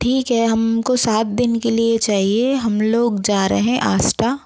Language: Hindi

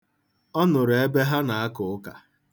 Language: Igbo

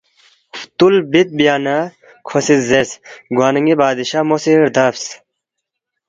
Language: Balti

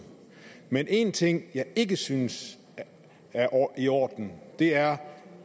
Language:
Danish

